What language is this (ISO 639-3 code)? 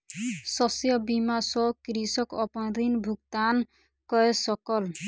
mai